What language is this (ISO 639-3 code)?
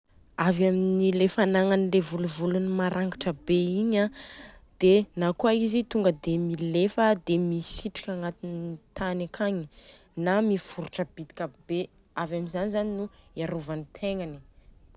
bzc